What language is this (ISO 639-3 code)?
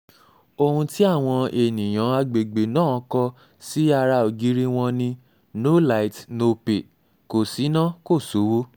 yor